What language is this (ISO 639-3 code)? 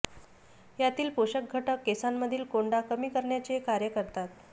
mar